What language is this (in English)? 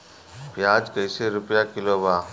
Bhojpuri